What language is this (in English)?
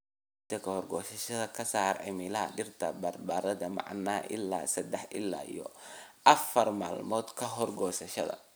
Somali